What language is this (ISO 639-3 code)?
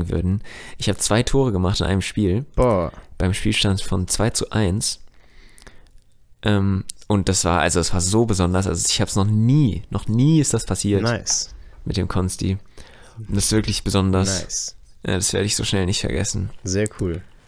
deu